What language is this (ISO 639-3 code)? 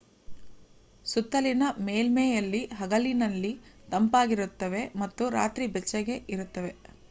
kan